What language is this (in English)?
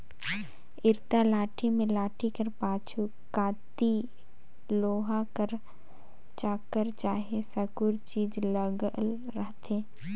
Chhattisgarhi